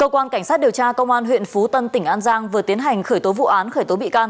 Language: Vietnamese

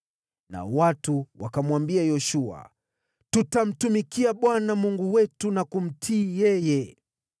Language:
Swahili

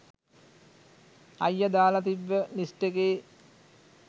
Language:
Sinhala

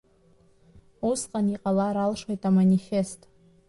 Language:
Abkhazian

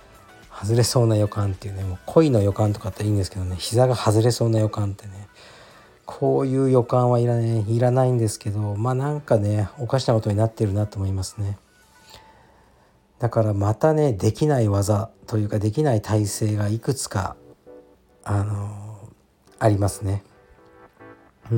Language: Japanese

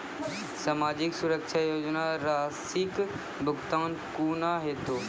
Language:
Maithili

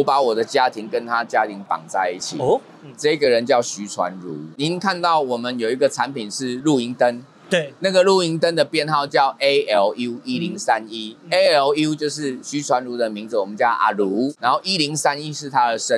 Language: Chinese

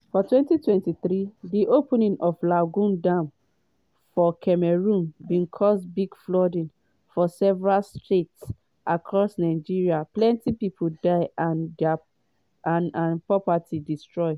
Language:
Nigerian Pidgin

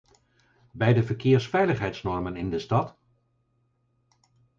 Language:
Dutch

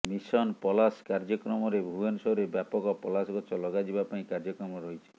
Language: Odia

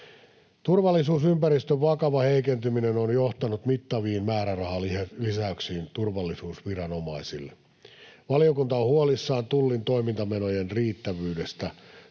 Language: Finnish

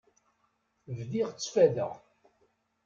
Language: Kabyle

